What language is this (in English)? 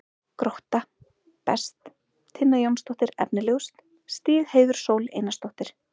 Icelandic